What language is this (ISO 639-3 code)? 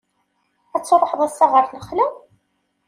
kab